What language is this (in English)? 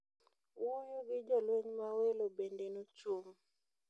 Luo (Kenya and Tanzania)